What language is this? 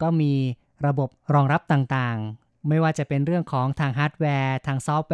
Thai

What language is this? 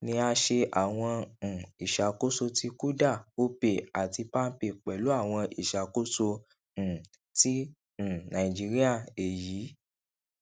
Yoruba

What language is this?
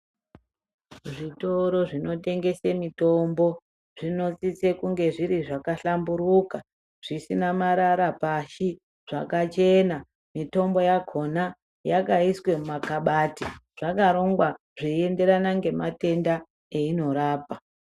Ndau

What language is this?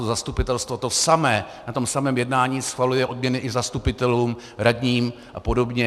Czech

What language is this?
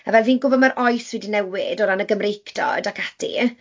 Welsh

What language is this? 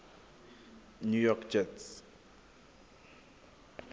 Southern Sotho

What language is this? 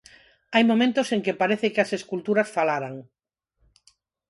Galician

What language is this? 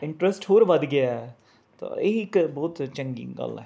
Punjabi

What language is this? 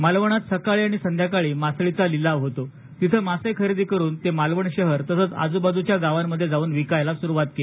Marathi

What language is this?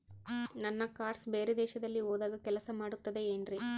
Kannada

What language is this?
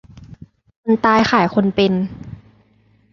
Thai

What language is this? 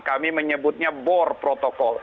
Indonesian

